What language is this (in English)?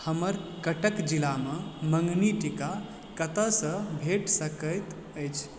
Maithili